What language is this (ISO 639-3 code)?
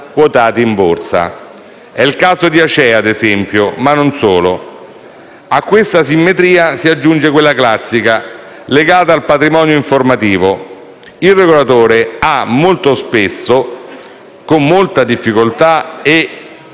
ita